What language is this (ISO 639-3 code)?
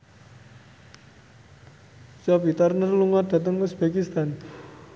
jav